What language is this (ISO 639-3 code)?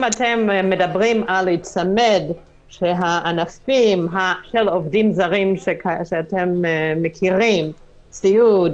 heb